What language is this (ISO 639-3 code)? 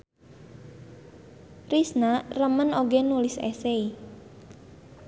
sun